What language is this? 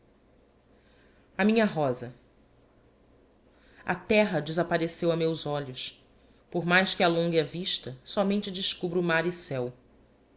Portuguese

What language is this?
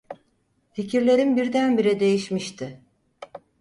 Turkish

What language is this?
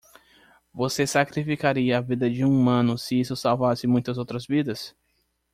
Portuguese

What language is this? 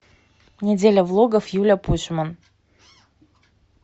Russian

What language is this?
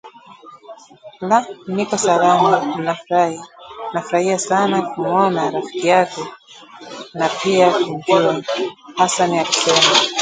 Swahili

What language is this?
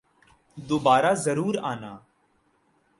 Urdu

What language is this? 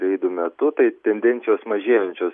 Lithuanian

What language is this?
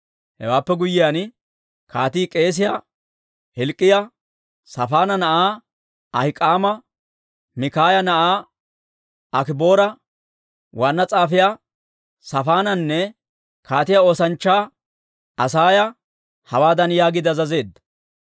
Dawro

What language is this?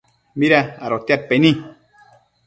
Matsés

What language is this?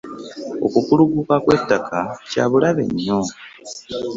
Ganda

